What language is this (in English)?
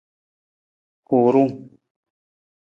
Nawdm